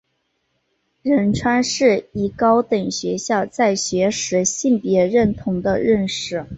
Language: Chinese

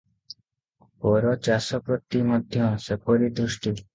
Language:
Odia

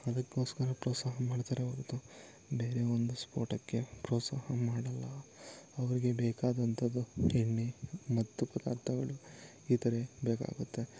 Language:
Kannada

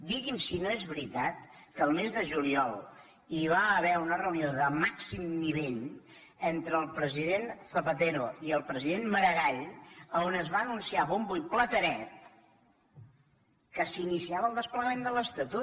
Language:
Catalan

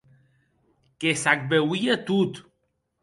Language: Occitan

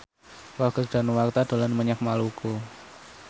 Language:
Javanese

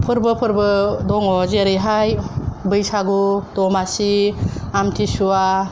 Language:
Bodo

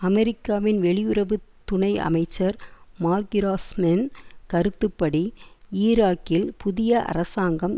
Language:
Tamil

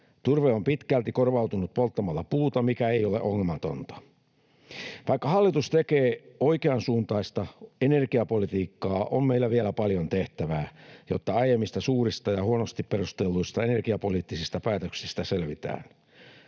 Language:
Finnish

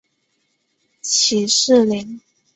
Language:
Chinese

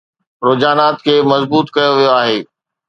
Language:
Sindhi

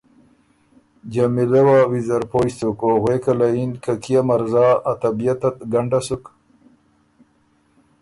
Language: Ormuri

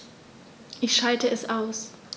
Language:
German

